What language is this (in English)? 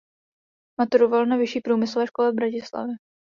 Czech